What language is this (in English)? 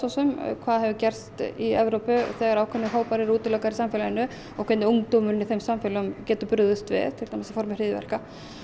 Icelandic